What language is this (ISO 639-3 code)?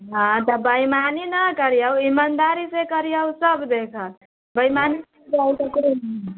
mai